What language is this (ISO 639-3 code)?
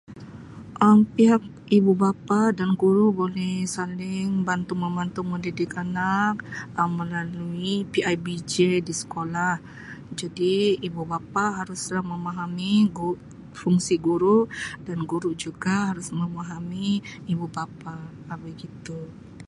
msi